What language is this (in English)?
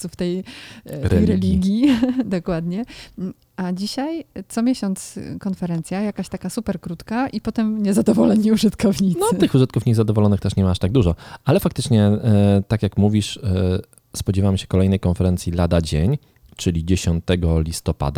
Polish